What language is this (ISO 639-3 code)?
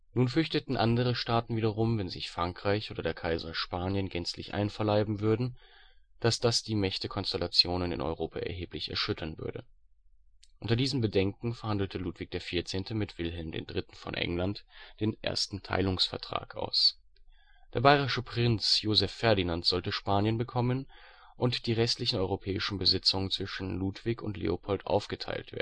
deu